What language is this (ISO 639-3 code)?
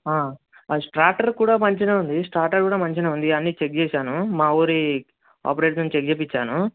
tel